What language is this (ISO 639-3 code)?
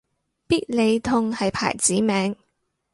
yue